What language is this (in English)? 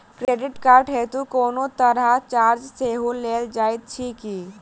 Maithili